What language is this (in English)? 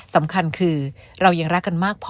Thai